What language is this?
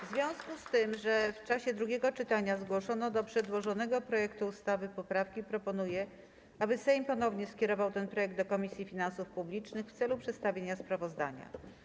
Polish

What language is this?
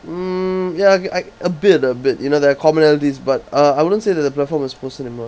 English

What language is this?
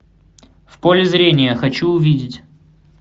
Russian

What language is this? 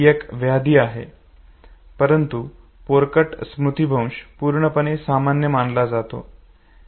Marathi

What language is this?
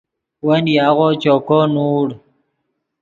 Yidgha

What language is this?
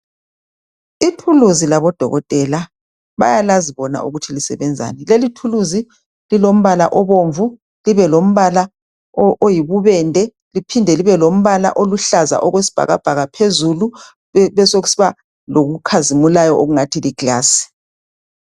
North Ndebele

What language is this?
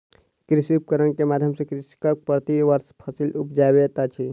Maithili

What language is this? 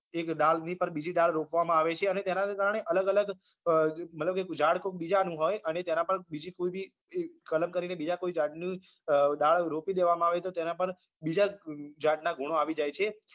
Gujarati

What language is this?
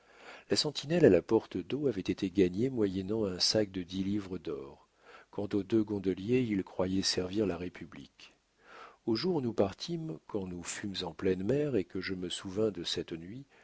French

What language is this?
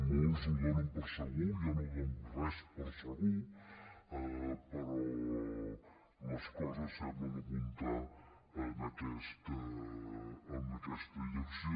Catalan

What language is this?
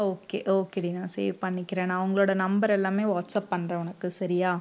Tamil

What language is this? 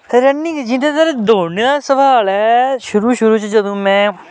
Dogri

